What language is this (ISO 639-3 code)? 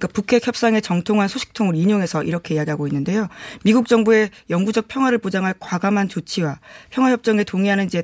kor